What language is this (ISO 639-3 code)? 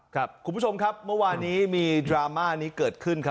tha